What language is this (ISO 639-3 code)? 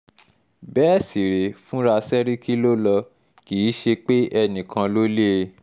yor